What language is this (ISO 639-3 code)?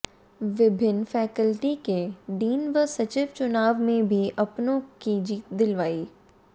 hin